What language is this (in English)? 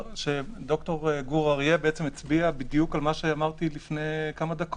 Hebrew